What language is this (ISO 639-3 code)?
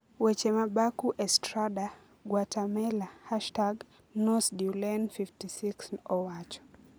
luo